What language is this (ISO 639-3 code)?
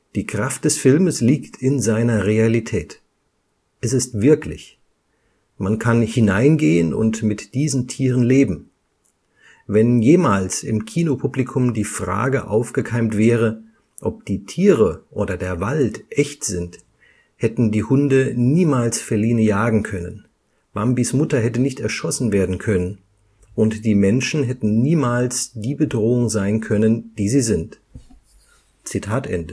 deu